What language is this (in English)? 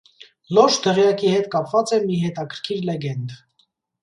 Armenian